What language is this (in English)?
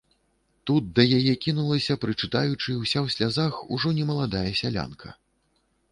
Belarusian